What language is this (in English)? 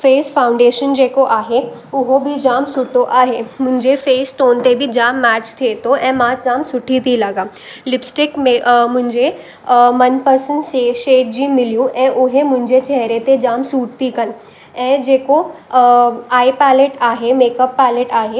Sindhi